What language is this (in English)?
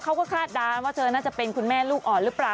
Thai